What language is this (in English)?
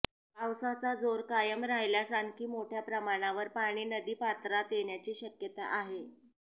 Marathi